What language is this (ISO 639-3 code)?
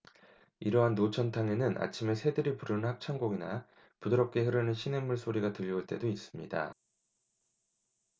kor